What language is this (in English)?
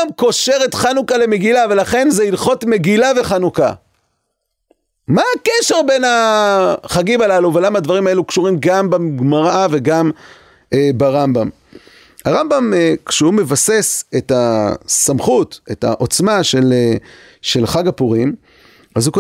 Hebrew